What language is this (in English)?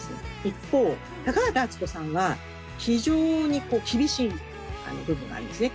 Japanese